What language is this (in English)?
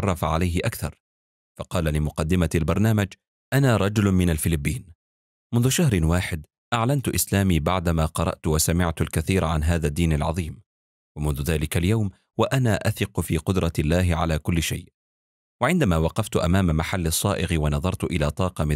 Arabic